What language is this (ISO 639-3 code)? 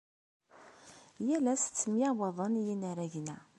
kab